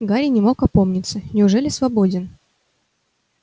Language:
Russian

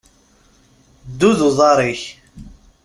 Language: Kabyle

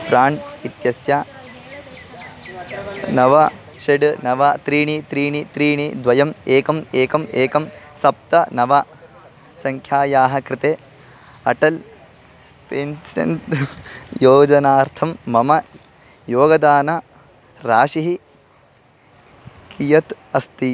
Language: Sanskrit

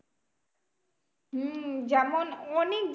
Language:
Bangla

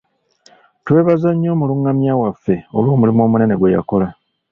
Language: Ganda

